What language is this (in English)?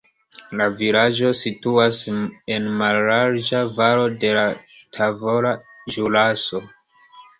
Esperanto